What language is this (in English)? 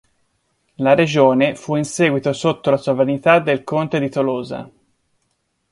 Italian